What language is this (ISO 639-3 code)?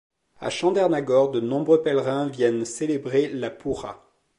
fra